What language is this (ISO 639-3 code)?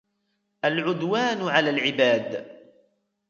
ara